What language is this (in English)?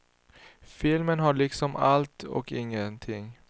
Swedish